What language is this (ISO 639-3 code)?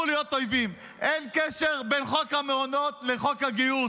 heb